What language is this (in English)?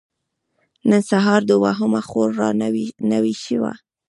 Pashto